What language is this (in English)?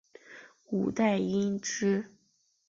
Chinese